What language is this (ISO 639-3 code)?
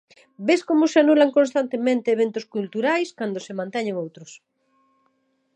glg